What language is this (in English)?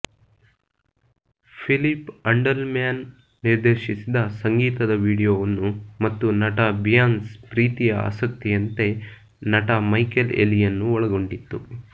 Kannada